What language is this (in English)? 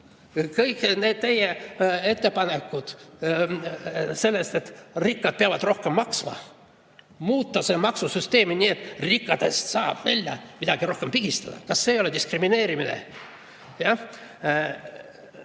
Estonian